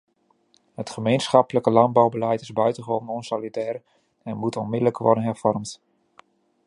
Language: Dutch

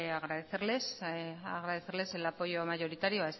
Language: Spanish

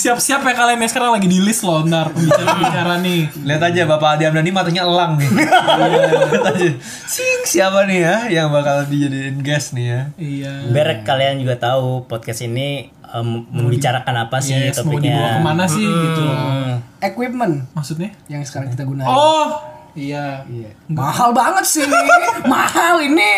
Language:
Indonesian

